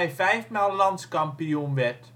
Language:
Dutch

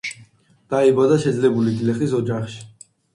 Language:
Georgian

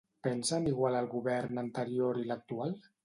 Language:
Catalan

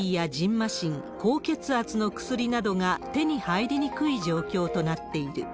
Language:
Japanese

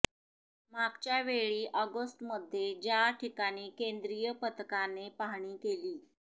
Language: Marathi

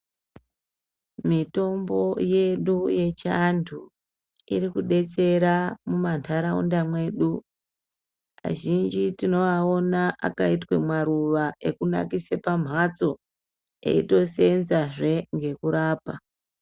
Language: Ndau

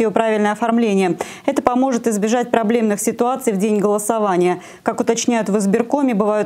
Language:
Russian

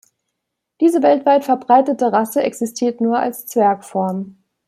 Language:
German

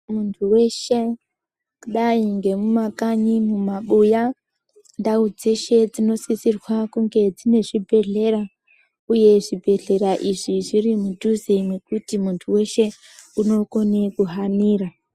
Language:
Ndau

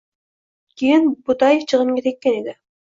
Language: Uzbek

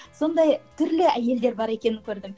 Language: Kazakh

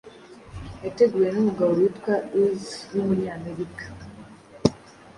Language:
Kinyarwanda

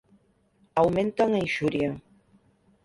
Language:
Galician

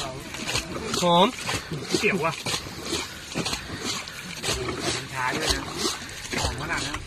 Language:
Thai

